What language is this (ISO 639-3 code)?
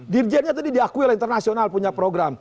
ind